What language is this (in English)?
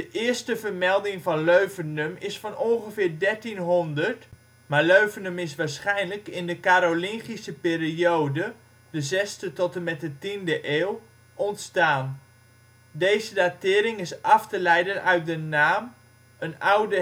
Dutch